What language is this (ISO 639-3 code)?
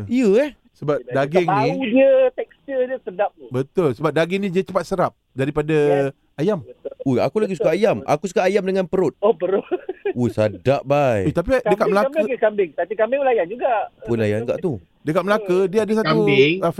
msa